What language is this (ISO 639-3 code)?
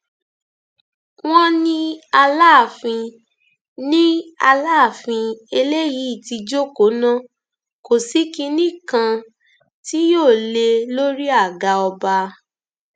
yor